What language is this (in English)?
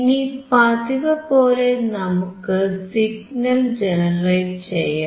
Malayalam